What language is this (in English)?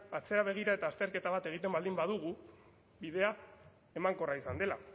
Basque